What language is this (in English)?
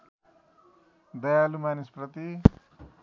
Nepali